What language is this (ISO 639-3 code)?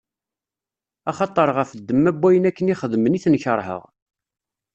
kab